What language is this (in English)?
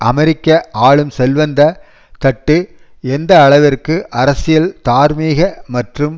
Tamil